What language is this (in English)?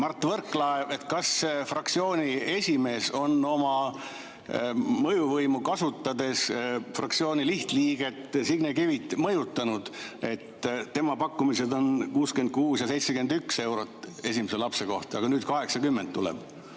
Estonian